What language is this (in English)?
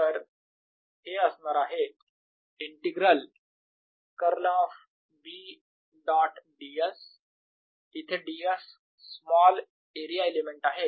Marathi